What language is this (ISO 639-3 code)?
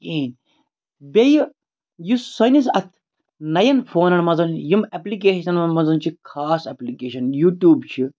kas